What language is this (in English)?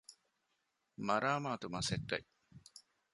Divehi